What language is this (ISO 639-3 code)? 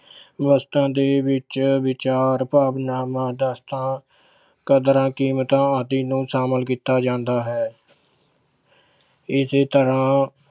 pan